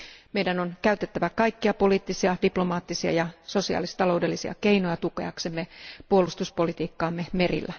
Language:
Finnish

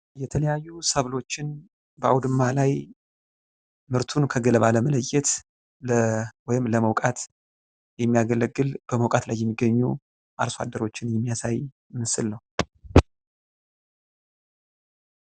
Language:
Amharic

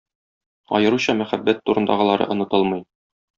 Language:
Tatar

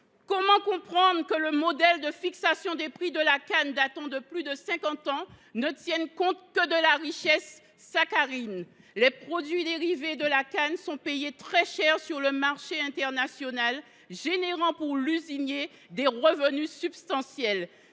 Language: French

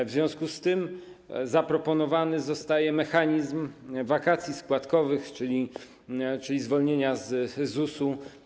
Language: Polish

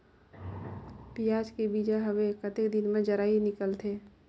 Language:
Chhattisgarhi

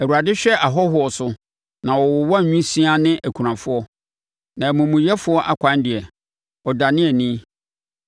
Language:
Akan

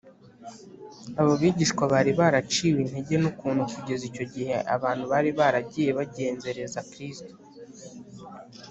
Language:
Kinyarwanda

